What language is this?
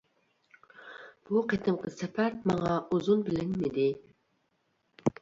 Uyghur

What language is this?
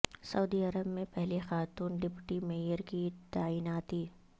Urdu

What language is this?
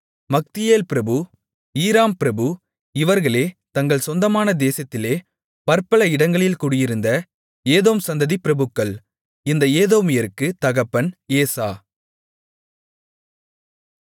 Tamil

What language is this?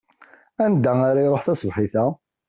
Kabyle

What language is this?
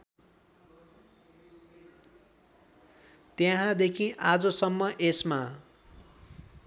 Nepali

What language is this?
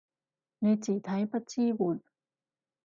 Cantonese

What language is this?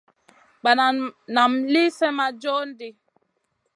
Masana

